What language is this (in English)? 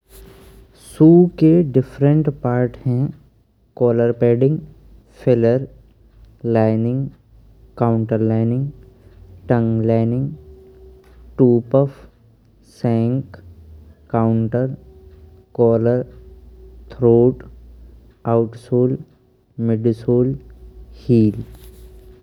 Braj